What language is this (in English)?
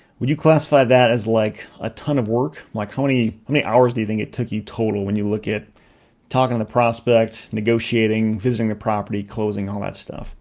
English